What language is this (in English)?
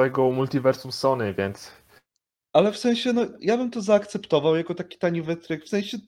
Polish